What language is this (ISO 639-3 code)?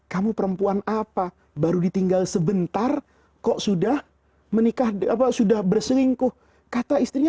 ind